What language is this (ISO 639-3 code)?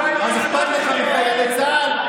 heb